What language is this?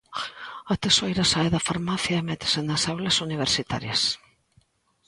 Galician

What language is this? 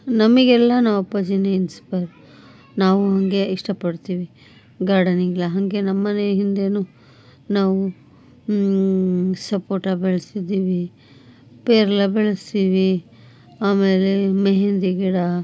Kannada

